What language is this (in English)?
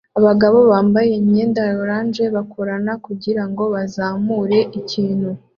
Kinyarwanda